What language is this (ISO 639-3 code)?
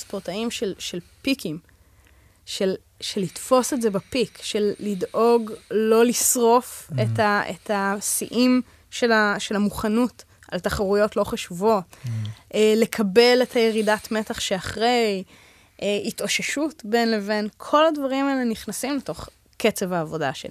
heb